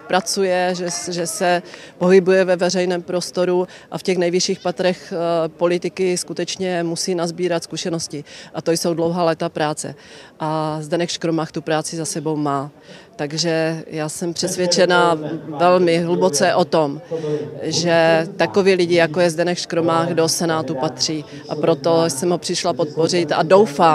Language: Czech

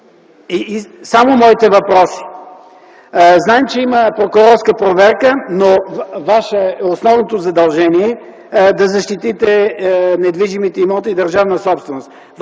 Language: Bulgarian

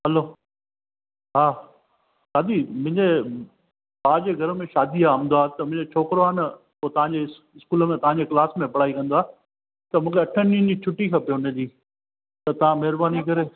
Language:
Sindhi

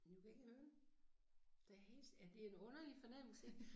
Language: Danish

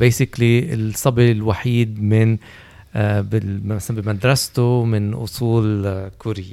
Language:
Arabic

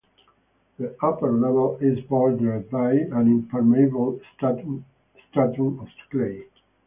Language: English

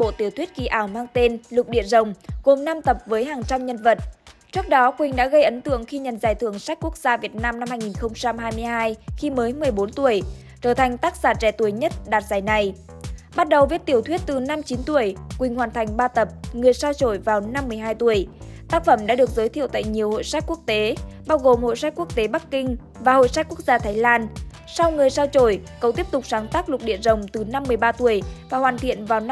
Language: Vietnamese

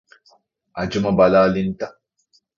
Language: Divehi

